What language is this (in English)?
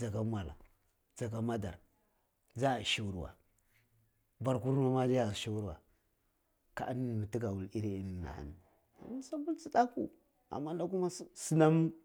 Cibak